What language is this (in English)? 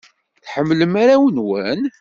Kabyle